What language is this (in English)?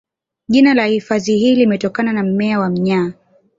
Swahili